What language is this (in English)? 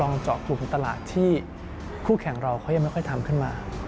Thai